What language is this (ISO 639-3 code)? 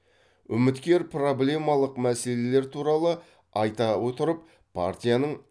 kaz